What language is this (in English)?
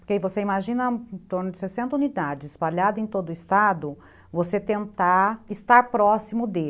Portuguese